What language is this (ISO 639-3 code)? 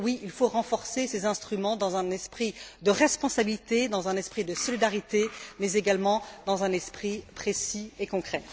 fra